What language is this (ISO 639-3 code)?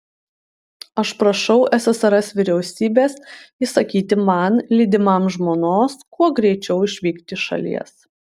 lit